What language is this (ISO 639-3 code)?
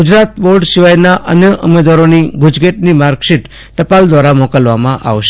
guj